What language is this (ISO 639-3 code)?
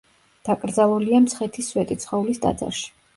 kat